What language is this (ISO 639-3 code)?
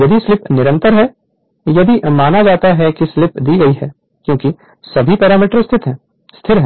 hin